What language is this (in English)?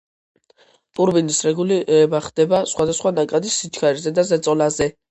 Georgian